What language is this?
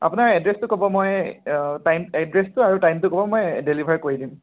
Assamese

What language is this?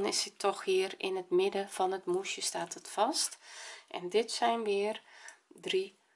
Dutch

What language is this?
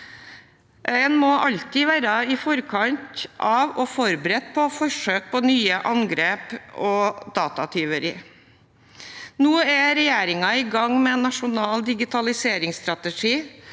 Norwegian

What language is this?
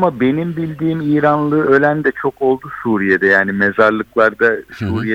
Turkish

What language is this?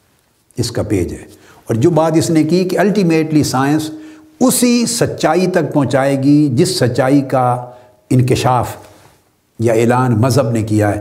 Urdu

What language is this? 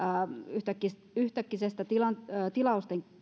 Finnish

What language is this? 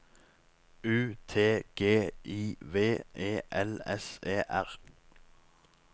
Norwegian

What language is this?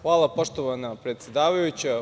Serbian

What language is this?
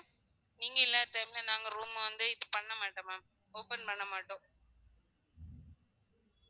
Tamil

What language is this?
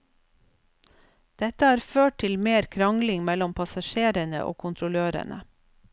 Norwegian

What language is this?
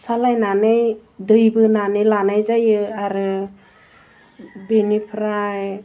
Bodo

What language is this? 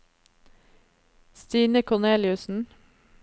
Norwegian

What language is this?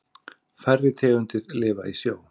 Icelandic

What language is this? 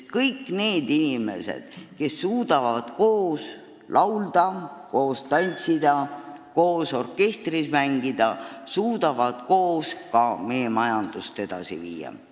Estonian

